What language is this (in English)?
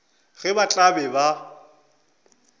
Northern Sotho